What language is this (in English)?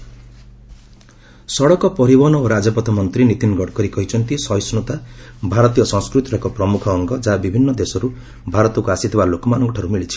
Odia